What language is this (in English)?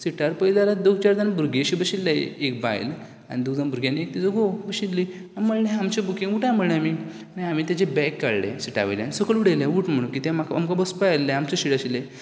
Konkani